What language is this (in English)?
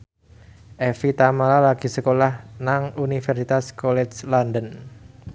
Javanese